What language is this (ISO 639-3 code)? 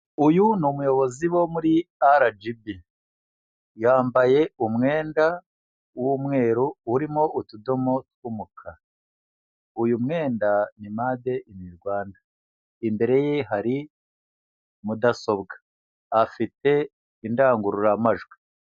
kin